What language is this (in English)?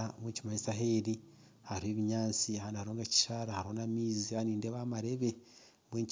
Nyankole